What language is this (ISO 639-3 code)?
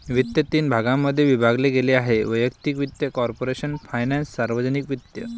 mar